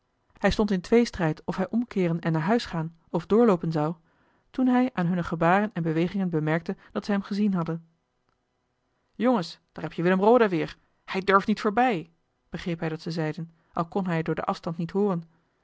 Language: Dutch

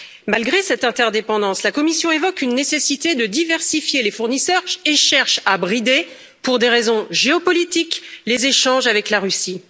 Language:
French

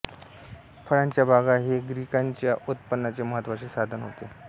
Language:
Marathi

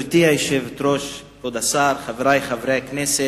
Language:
Hebrew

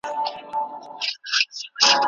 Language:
Pashto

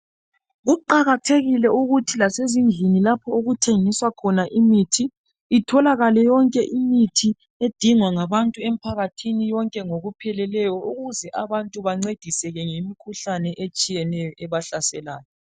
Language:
North Ndebele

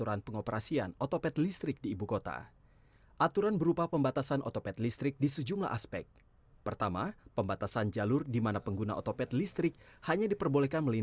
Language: Indonesian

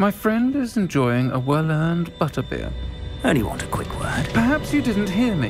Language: English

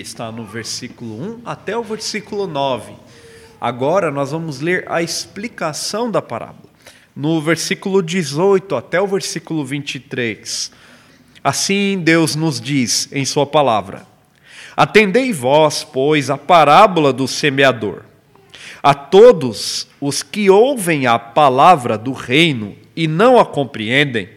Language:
Portuguese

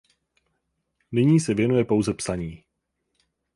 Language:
Czech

